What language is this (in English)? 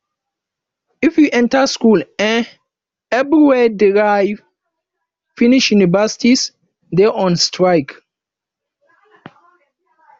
Nigerian Pidgin